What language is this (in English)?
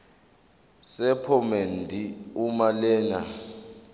Zulu